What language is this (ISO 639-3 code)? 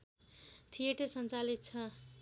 nep